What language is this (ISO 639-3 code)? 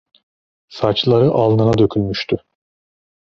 tur